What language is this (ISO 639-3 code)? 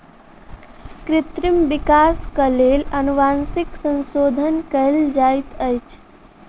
mai